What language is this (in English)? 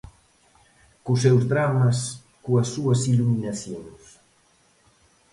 Galician